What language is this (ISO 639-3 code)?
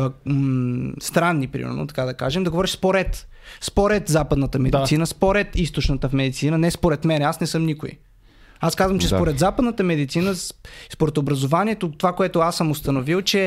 bul